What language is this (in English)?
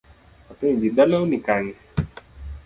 Luo (Kenya and Tanzania)